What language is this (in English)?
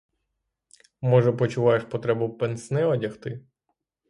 Ukrainian